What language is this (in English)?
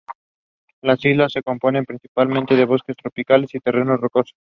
Spanish